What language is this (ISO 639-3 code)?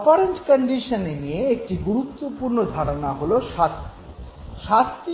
ben